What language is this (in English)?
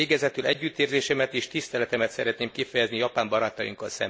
Hungarian